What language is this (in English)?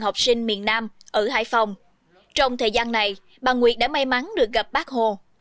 Vietnamese